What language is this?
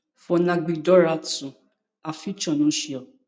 Nigerian Pidgin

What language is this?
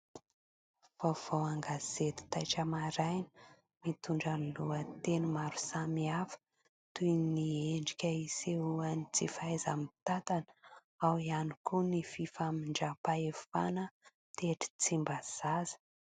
Malagasy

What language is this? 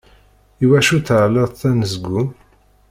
Kabyle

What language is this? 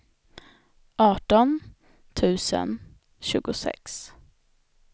Swedish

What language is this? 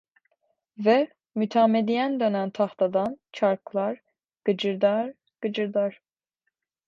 Turkish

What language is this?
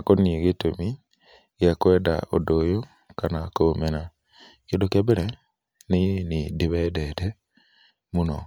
Kikuyu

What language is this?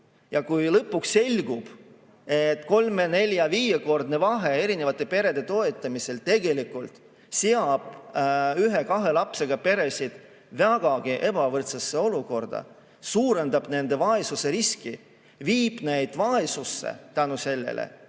Estonian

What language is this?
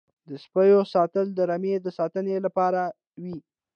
Pashto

